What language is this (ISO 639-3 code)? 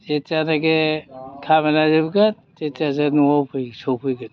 brx